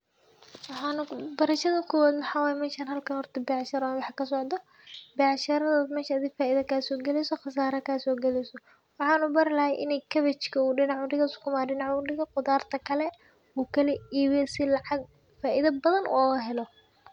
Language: Somali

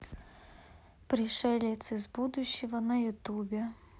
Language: Russian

